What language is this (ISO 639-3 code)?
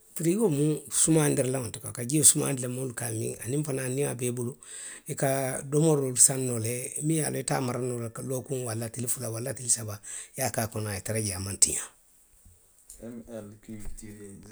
mlq